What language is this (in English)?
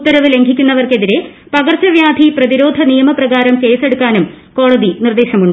Malayalam